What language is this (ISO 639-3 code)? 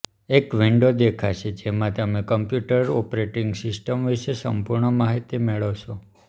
guj